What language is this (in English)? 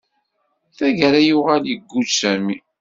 Kabyle